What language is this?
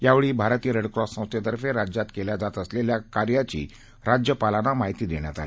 Marathi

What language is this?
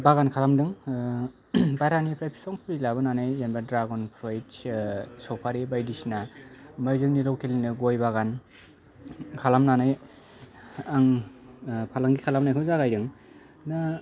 Bodo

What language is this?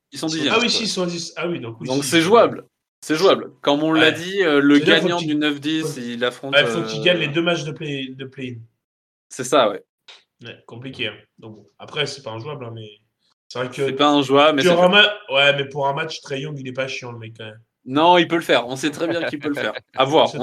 French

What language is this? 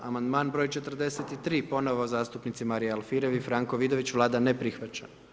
Croatian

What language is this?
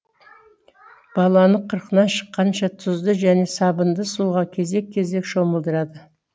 Kazakh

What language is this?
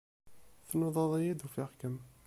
Kabyle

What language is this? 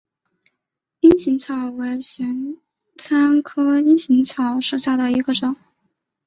Chinese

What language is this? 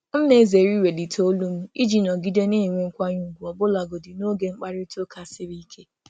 Igbo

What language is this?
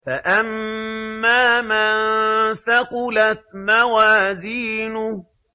Arabic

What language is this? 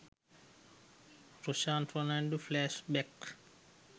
Sinhala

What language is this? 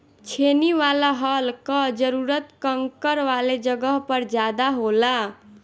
Bhojpuri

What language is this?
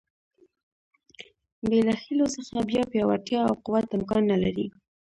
Pashto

